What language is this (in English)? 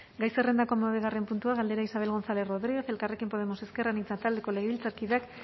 Basque